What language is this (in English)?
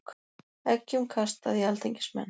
Icelandic